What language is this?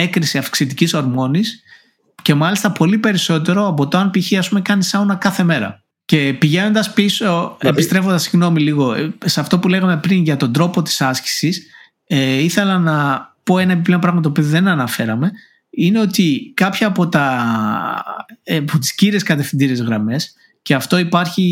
Greek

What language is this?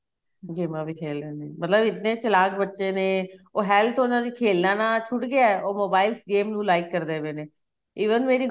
Punjabi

